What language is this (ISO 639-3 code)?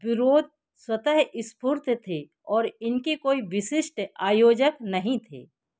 hin